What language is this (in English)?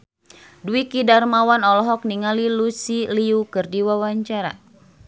Sundanese